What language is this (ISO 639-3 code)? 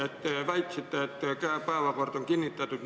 est